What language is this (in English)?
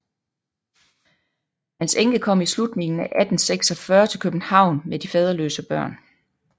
Danish